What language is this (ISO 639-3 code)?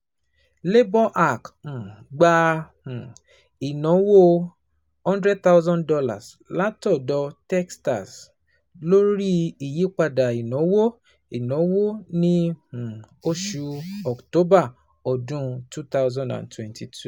yor